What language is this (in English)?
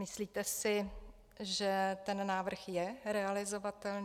Czech